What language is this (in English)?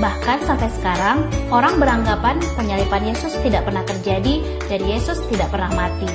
Indonesian